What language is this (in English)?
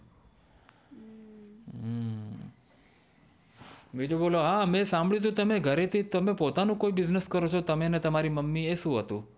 Gujarati